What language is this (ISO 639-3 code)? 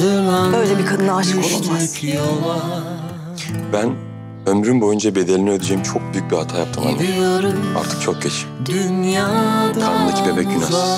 tur